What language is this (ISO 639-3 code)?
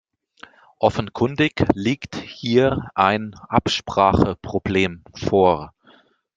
deu